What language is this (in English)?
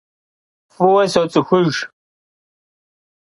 Kabardian